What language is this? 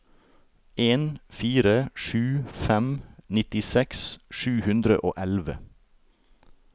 Norwegian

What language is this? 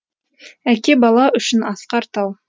Kazakh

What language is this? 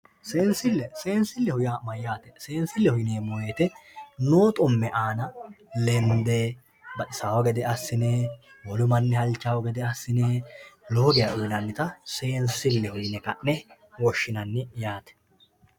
Sidamo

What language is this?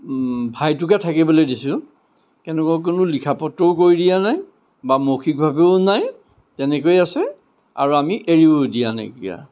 Assamese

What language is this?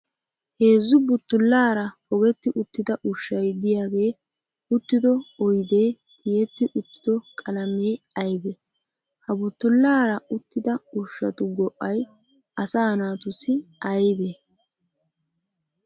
Wolaytta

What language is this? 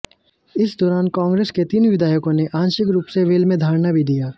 Hindi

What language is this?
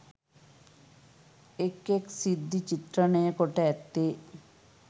Sinhala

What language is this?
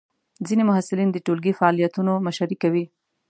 Pashto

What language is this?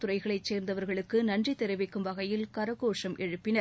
Tamil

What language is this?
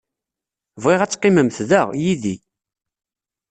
Kabyle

